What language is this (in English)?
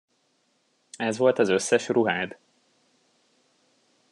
Hungarian